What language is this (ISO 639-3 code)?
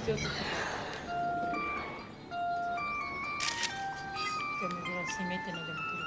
jpn